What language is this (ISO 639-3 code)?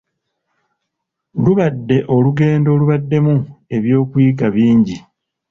lug